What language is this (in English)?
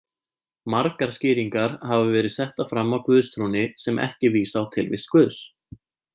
Icelandic